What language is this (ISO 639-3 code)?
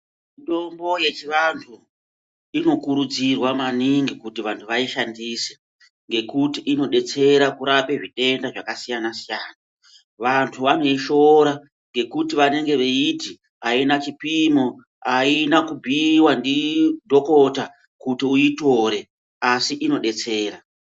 ndc